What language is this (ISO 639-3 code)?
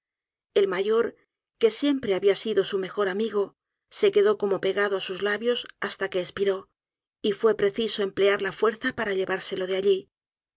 spa